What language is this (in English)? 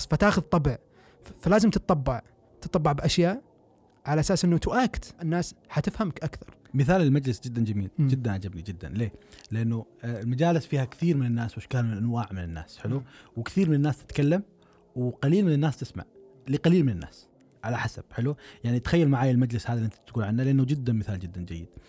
Arabic